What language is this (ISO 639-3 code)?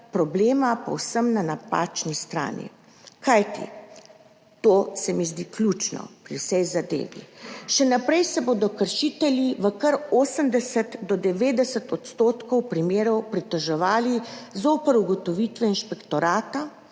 slv